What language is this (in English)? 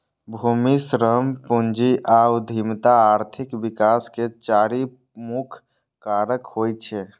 Maithili